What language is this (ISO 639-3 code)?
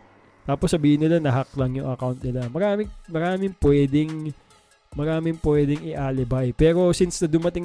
fil